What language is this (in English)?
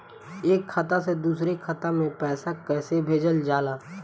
Bhojpuri